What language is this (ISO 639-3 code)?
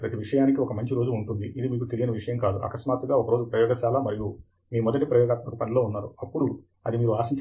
tel